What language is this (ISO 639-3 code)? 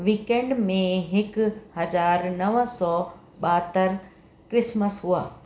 snd